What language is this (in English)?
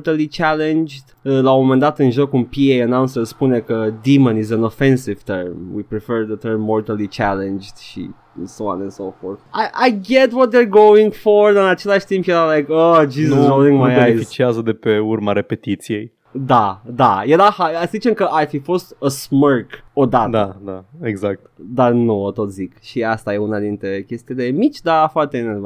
Romanian